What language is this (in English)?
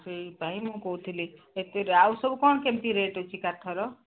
Odia